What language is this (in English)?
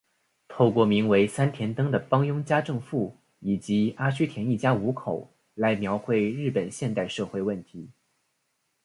Chinese